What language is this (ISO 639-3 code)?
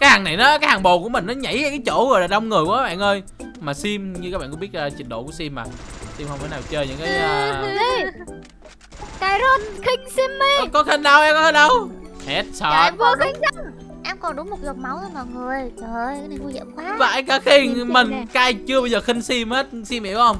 vie